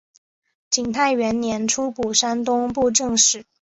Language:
Chinese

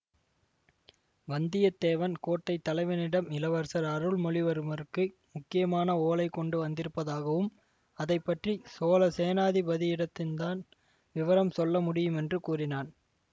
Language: Tamil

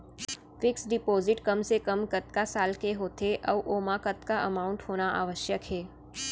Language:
Chhattisgarhi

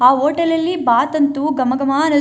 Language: Kannada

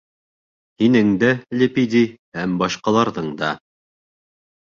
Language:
Bashkir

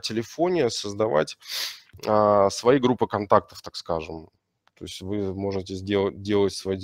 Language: Russian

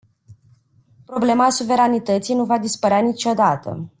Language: Romanian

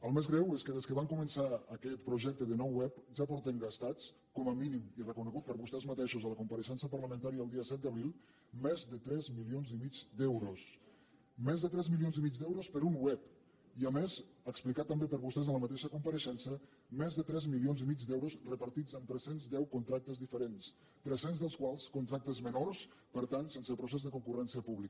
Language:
Catalan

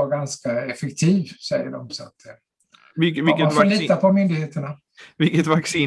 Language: Swedish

